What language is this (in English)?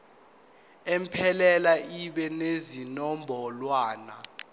Zulu